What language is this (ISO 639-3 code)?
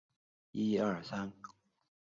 zho